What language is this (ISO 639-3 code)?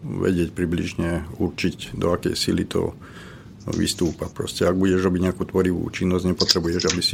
slk